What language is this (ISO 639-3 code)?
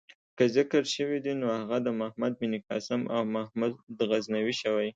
pus